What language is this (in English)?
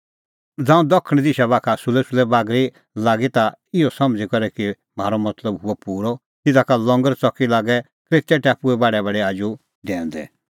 Kullu Pahari